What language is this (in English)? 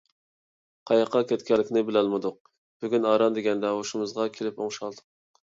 Uyghur